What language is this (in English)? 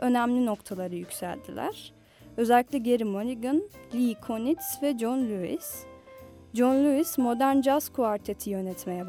Turkish